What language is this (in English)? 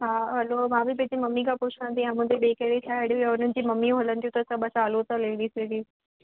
Sindhi